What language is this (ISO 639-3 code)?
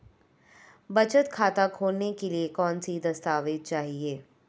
hin